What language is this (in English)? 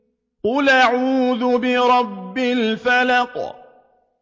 Arabic